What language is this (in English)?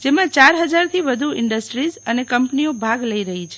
Gujarati